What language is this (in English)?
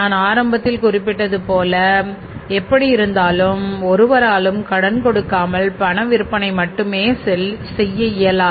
Tamil